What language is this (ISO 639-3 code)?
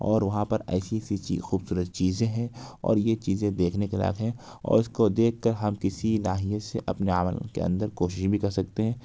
urd